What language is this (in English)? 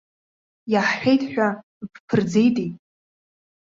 Abkhazian